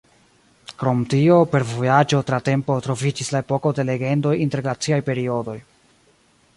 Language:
Esperanto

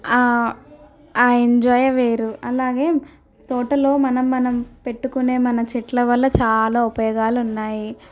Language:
Telugu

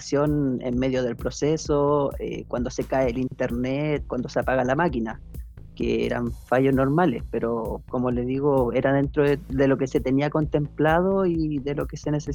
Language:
Spanish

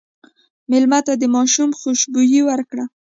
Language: Pashto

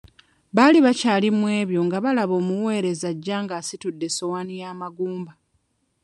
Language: Ganda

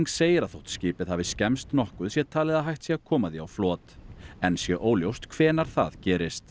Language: Icelandic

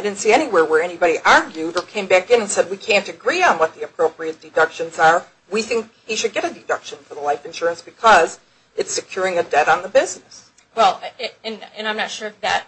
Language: English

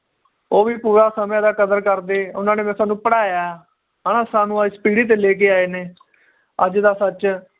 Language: Punjabi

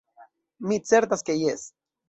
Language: Esperanto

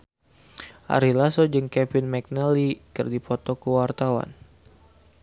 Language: Sundanese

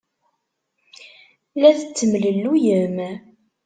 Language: Kabyle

